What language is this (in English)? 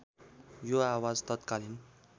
Nepali